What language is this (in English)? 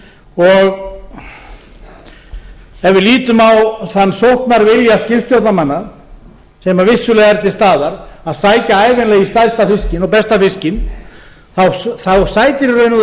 Icelandic